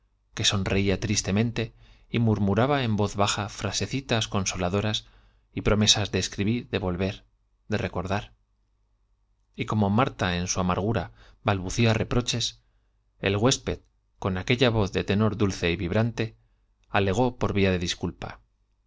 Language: Spanish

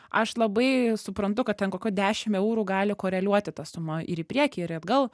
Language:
Lithuanian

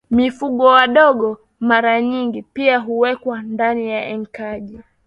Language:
Swahili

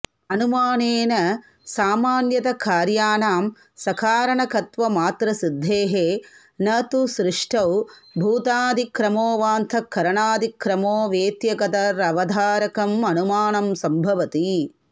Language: Sanskrit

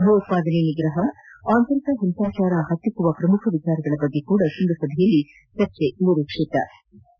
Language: Kannada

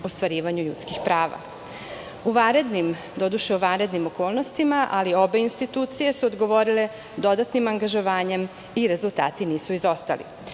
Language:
Serbian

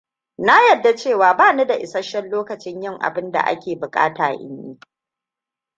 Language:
Hausa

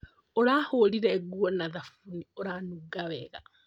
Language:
Kikuyu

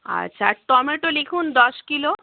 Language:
Bangla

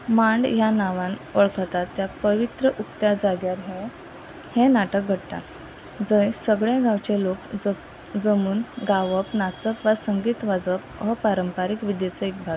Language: Konkani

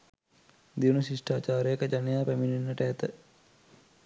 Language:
Sinhala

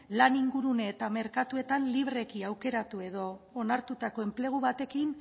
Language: Basque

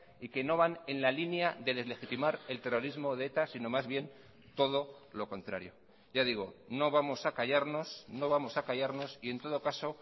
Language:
Spanish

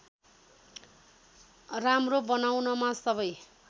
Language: Nepali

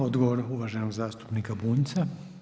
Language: Croatian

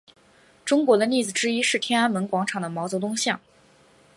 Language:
Chinese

